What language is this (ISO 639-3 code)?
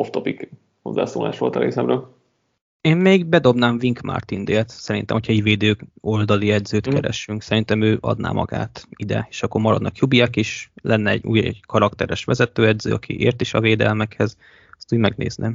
hun